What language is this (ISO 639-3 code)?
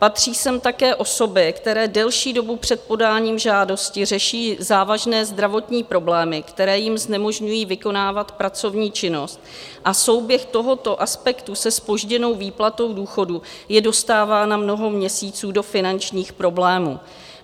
ces